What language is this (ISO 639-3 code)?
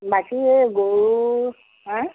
asm